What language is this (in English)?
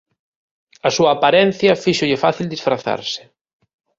Galician